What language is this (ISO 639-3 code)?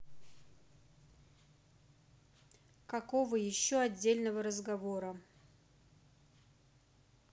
rus